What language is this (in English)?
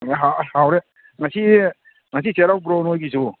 Manipuri